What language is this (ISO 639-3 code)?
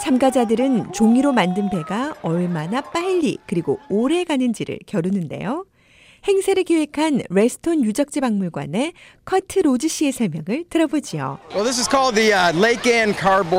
kor